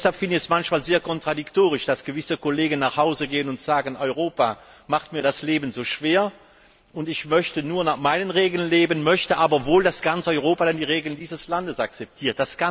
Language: German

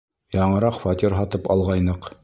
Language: Bashkir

